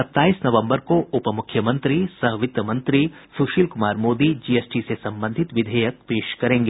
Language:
Hindi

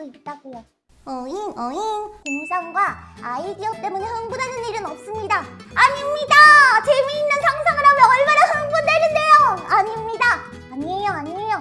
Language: Korean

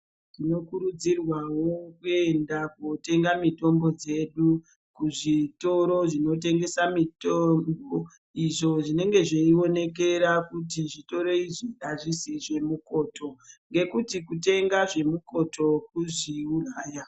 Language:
Ndau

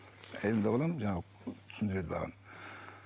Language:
Kazakh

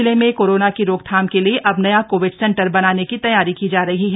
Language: Hindi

